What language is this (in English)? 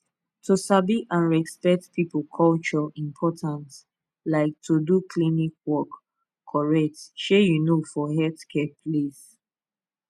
Nigerian Pidgin